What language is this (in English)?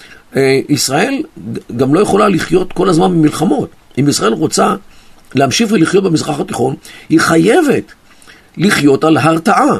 Hebrew